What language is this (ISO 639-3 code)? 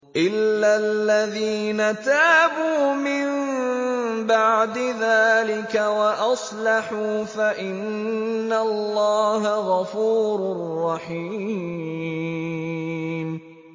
ara